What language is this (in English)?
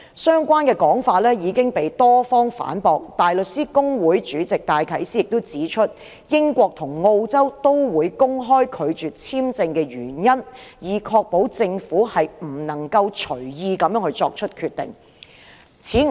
Cantonese